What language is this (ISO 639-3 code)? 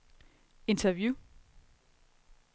dan